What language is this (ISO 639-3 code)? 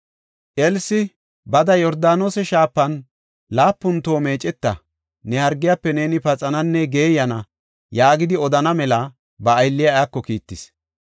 gof